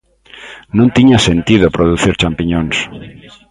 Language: Galician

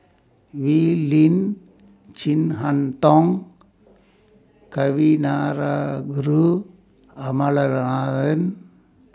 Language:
English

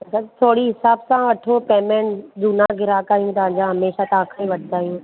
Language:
Sindhi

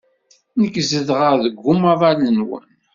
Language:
Kabyle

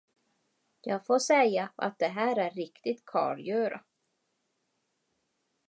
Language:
Swedish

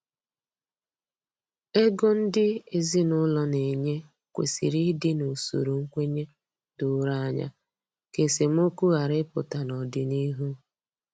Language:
Igbo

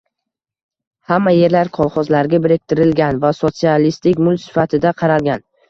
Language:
Uzbek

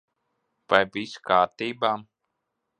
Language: Latvian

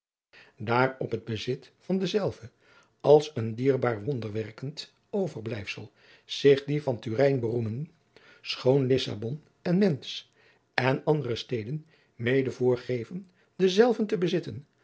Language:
Dutch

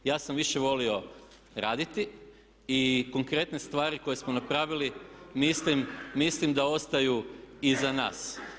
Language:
Croatian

